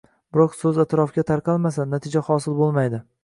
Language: Uzbek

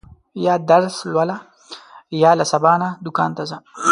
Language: Pashto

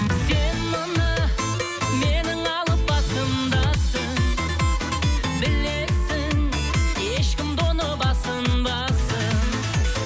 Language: Kazakh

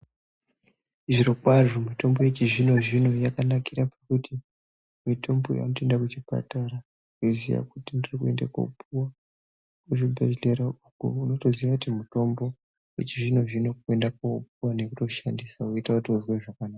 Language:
Ndau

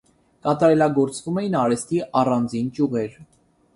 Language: Armenian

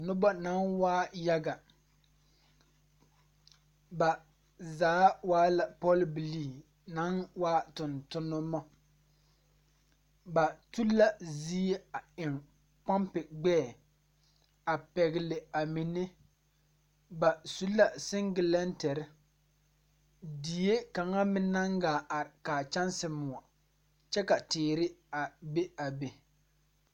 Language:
Southern Dagaare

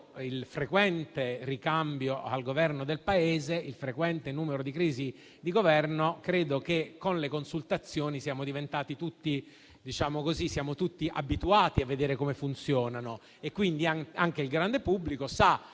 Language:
Italian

